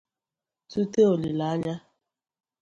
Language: Igbo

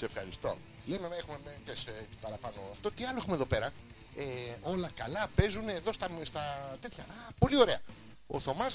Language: Greek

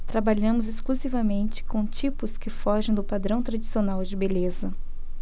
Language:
Portuguese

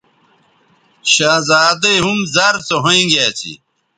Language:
Bateri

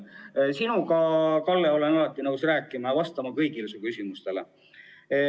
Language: Estonian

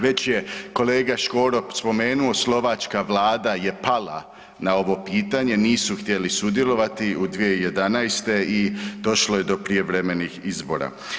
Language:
Croatian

